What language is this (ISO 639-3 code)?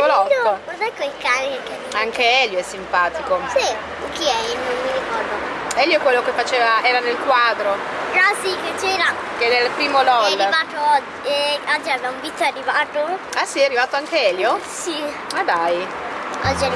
ita